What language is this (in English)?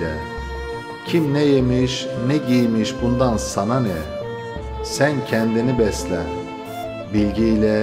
Turkish